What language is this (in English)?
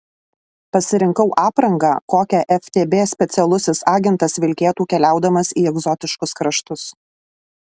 Lithuanian